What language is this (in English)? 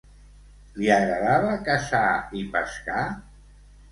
Catalan